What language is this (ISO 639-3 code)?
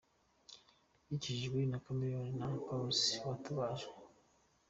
kin